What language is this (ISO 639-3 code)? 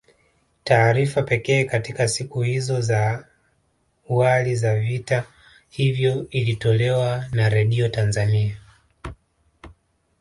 swa